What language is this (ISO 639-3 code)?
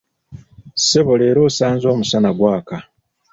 lug